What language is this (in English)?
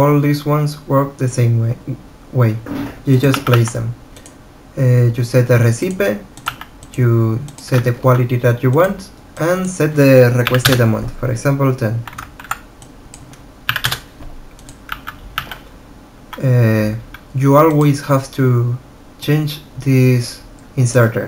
English